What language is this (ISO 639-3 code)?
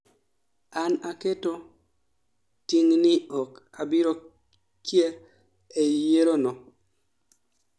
luo